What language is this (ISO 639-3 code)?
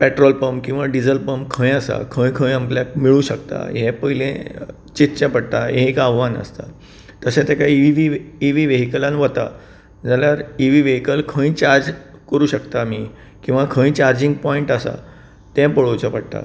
kok